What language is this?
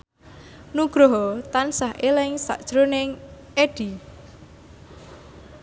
Javanese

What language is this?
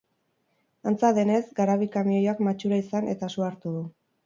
Basque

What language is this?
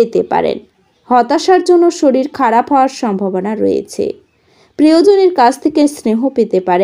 Romanian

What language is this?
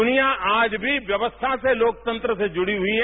Hindi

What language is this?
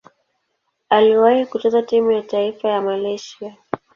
Swahili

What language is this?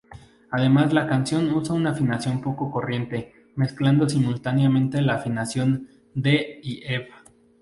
Spanish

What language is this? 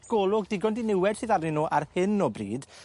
Welsh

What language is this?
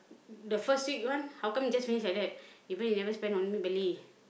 English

